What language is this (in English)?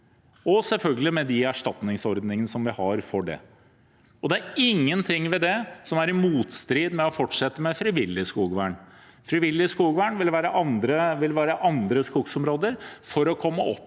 Norwegian